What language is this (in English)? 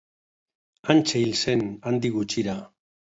Basque